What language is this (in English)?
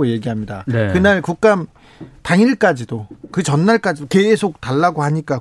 Korean